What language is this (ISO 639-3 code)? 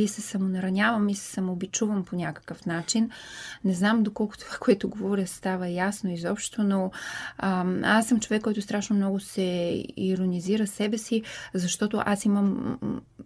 bul